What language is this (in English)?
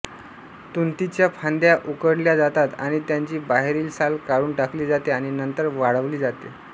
Marathi